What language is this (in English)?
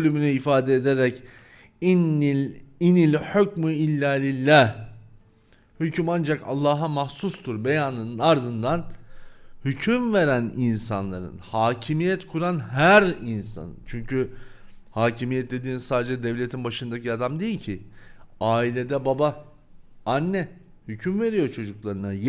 Turkish